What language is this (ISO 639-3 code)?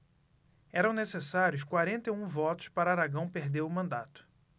por